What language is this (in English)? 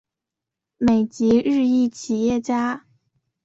Chinese